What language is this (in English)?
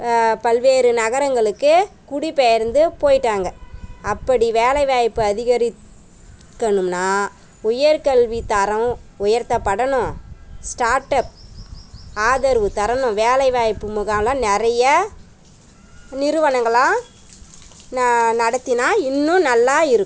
Tamil